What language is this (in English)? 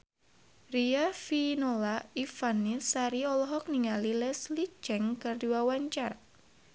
Sundanese